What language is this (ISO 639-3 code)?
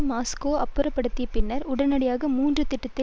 tam